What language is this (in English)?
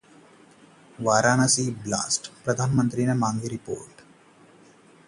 Hindi